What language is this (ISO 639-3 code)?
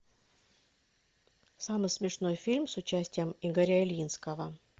rus